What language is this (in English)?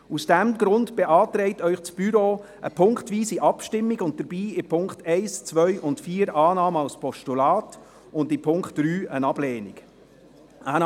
Swiss German